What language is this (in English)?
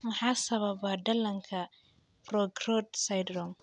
Somali